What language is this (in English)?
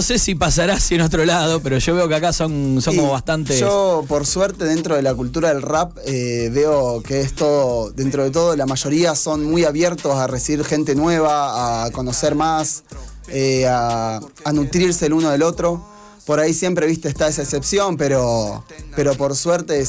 Spanish